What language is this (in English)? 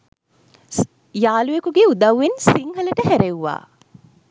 Sinhala